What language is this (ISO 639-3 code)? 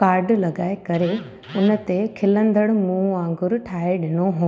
snd